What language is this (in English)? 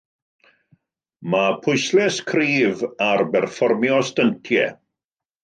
Welsh